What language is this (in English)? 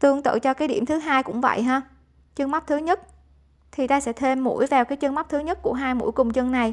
Vietnamese